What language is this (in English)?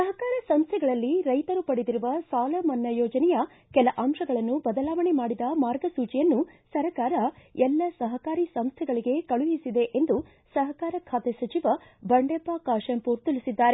Kannada